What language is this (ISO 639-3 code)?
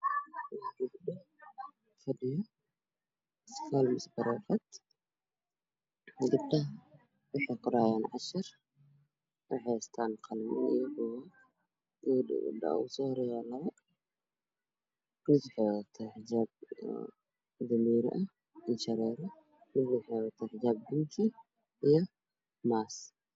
som